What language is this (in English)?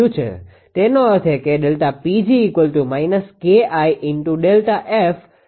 Gujarati